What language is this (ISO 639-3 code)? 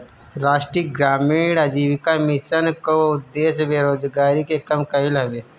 bho